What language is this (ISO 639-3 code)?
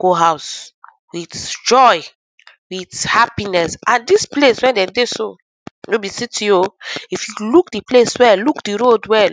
pcm